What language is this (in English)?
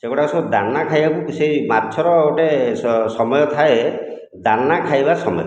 Odia